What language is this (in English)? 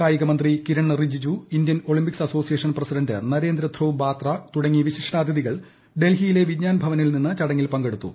Malayalam